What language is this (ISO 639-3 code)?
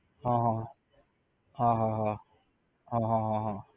guj